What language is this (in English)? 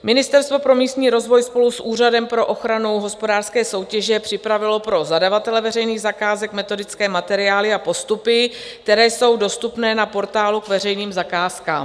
Czech